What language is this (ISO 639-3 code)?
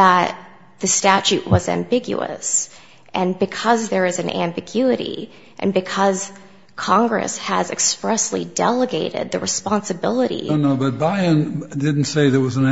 eng